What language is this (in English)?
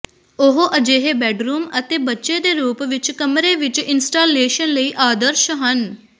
Punjabi